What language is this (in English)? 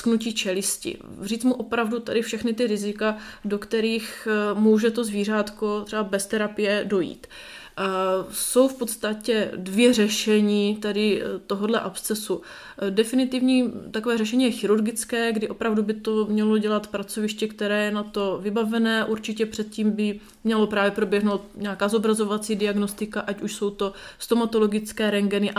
Czech